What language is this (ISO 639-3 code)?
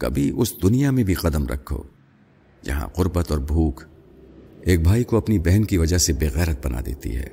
urd